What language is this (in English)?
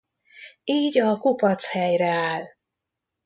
Hungarian